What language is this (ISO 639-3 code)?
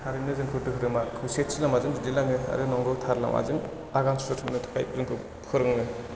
brx